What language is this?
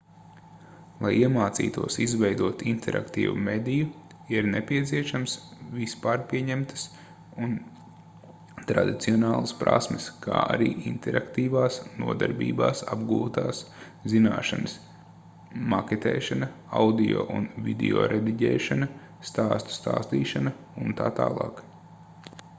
Latvian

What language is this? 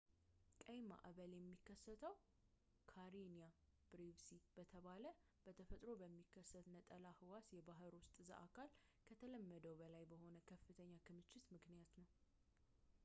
Amharic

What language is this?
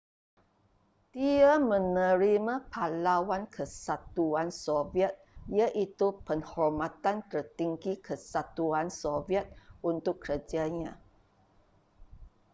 Malay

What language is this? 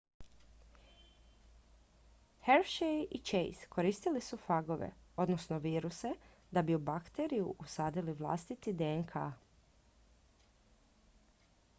Croatian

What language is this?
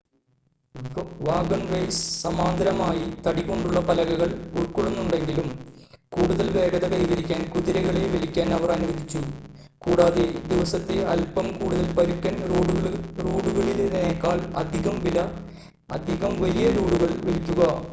Malayalam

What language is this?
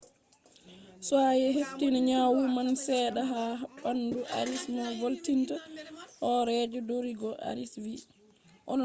Fula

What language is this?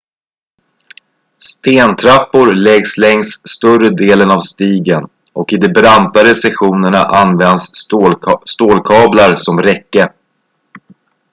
Swedish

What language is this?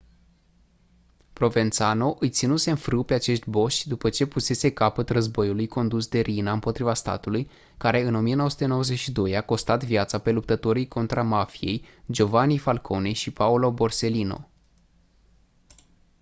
Romanian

